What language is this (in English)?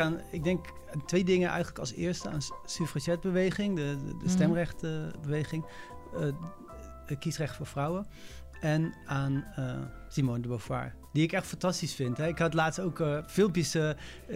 Dutch